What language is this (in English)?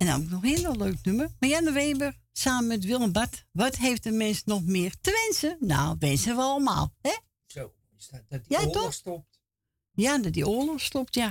Dutch